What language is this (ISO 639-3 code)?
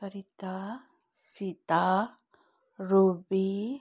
nep